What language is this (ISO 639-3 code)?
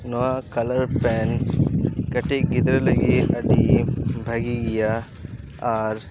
sat